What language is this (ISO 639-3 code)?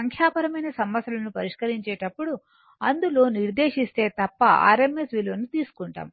tel